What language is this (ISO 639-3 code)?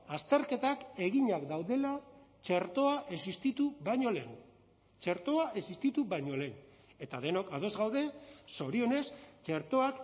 eus